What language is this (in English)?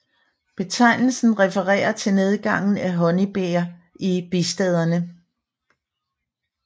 Danish